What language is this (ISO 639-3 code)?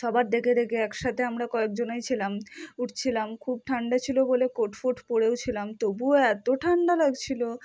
ben